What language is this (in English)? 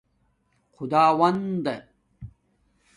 Domaaki